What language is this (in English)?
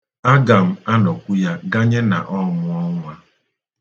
Igbo